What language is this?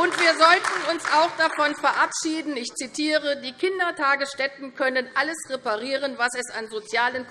German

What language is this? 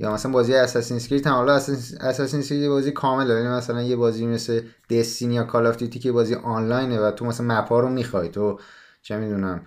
Persian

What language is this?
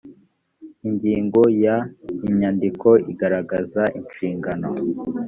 Kinyarwanda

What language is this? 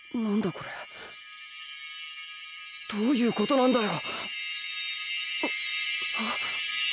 Japanese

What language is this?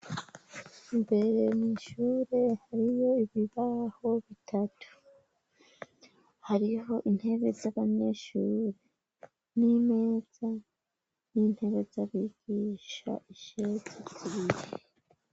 Rundi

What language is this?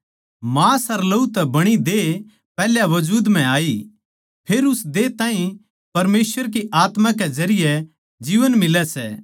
Haryanvi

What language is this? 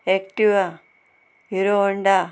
Konkani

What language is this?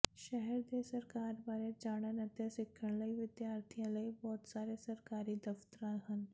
Punjabi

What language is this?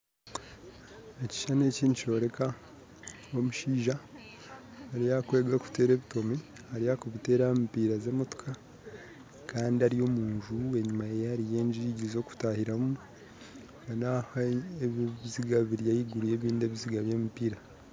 Nyankole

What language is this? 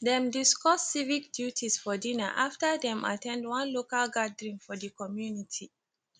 Nigerian Pidgin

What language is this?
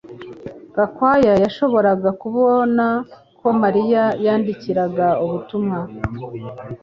Kinyarwanda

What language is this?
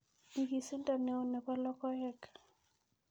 Kalenjin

